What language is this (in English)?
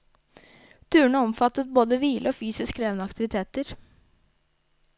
Norwegian